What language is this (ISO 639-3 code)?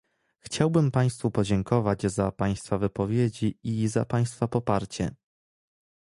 pol